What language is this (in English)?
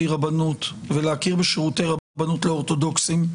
Hebrew